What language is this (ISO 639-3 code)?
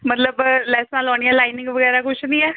pan